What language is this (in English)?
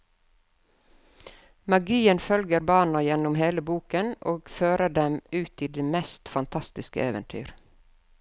Norwegian